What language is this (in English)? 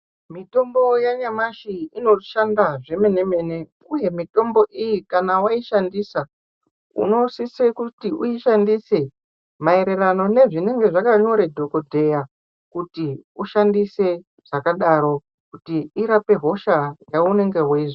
Ndau